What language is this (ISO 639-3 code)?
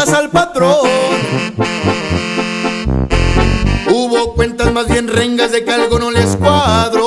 spa